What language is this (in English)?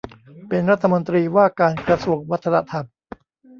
Thai